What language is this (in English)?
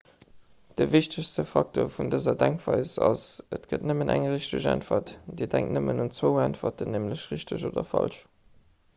Luxembourgish